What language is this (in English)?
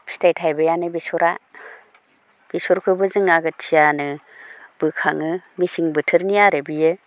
Bodo